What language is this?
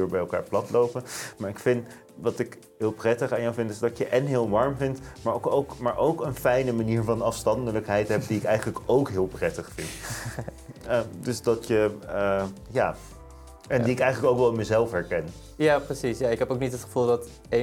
Dutch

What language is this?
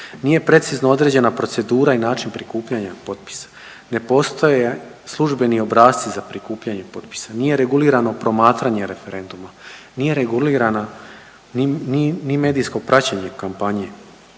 Croatian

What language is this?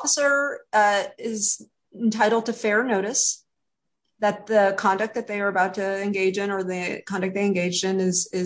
English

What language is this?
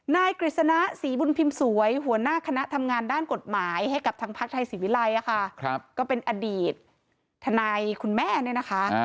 Thai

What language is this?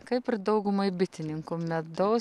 Lithuanian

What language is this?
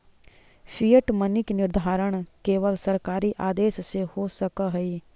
Magahi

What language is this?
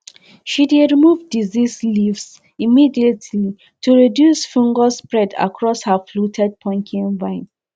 Nigerian Pidgin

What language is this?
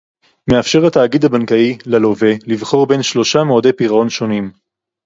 Hebrew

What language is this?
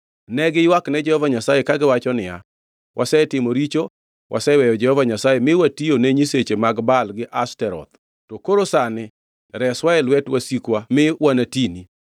Luo (Kenya and Tanzania)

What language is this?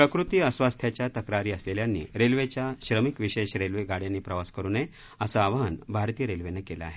Marathi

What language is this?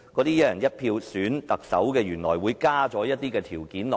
Cantonese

